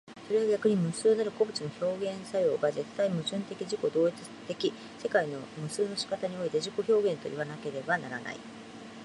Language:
Japanese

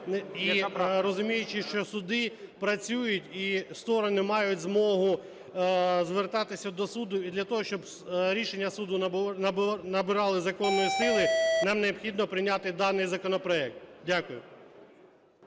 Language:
Ukrainian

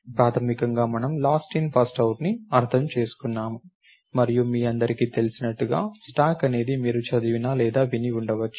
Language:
Telugu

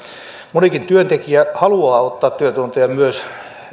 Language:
Finnish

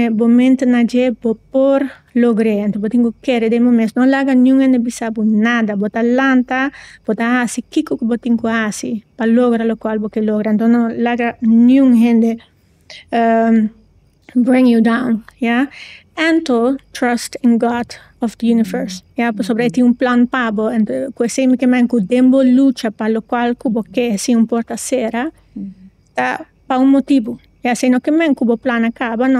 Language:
Dutch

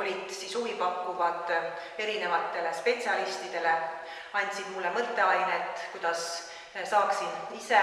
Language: Finnish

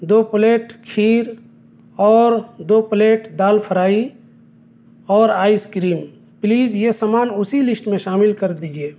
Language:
Urdu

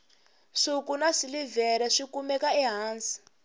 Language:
Tsonga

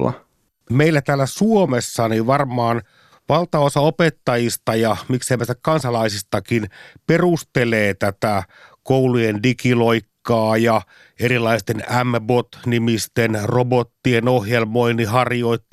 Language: Finnish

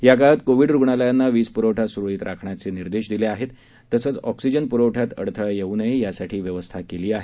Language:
Marathi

